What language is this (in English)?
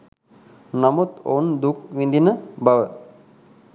Sinhala